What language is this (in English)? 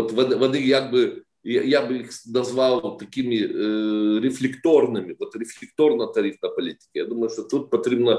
Ukrainian